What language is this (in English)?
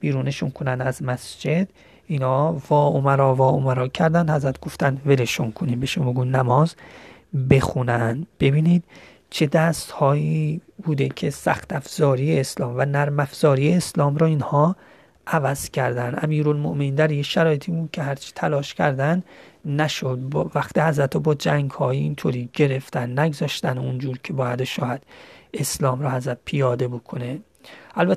Persian